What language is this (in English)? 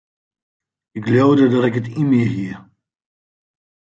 Western Frisian